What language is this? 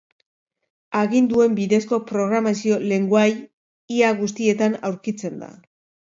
Basque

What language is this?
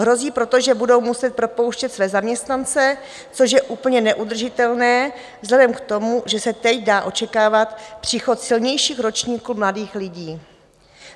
Czech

